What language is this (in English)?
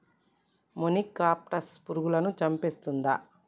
Telugu